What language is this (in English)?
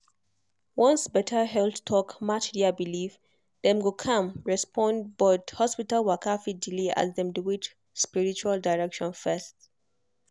Nigerian Pidgin